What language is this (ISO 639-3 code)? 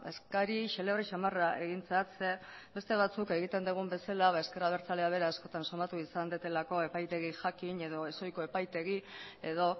eus